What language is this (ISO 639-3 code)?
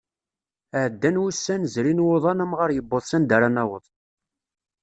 kab